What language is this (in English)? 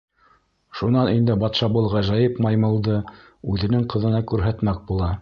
Bashkir